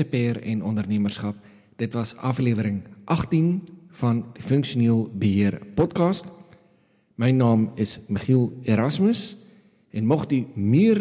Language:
Dutch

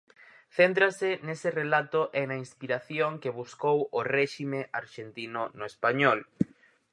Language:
Galician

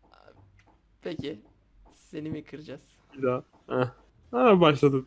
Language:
Turkish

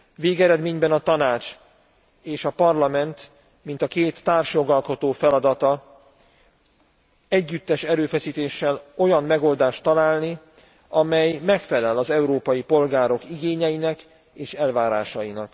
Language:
Hungarian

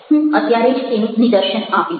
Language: Gujarati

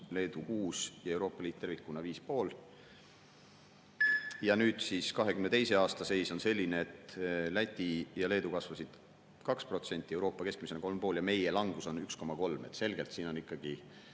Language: Estonian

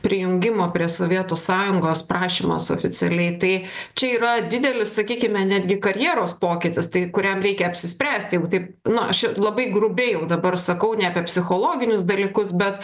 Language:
Lithuanian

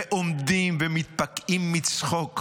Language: Hebrew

